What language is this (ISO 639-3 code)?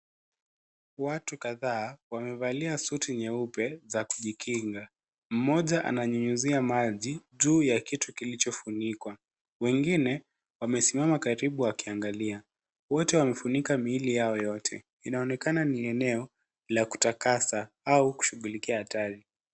swa